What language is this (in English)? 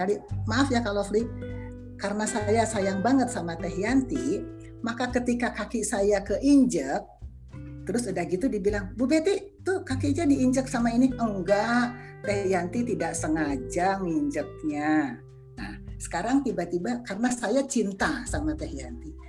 Indonesian